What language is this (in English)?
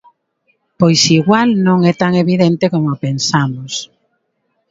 Galician